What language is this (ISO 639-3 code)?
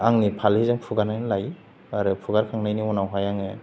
brx